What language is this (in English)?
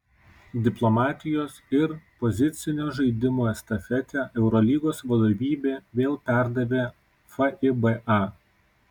Lithuanian